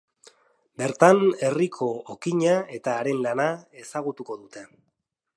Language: Basque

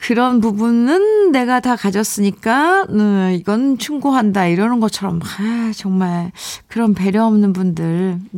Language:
Korean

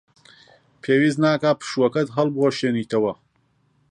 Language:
Central Kurdish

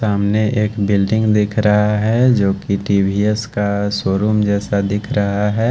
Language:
Hindi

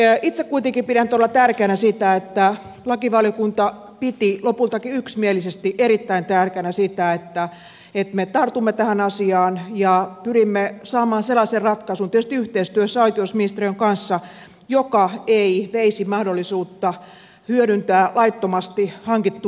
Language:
Finnish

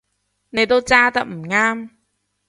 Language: Cantonese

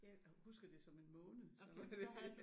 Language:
Danish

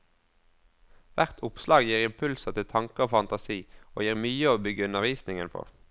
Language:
Norwegian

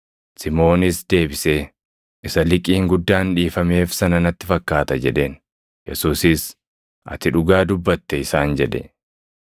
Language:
Oromo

